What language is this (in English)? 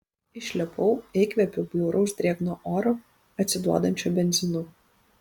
Lithuanian